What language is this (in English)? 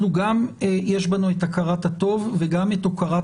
Hebrew